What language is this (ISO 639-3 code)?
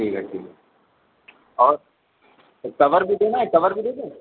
urd